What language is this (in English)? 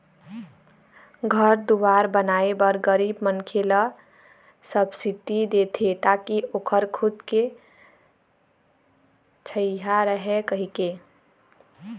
Chhattisgarhi